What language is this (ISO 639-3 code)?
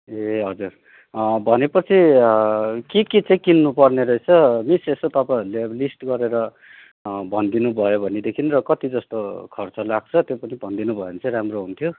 nep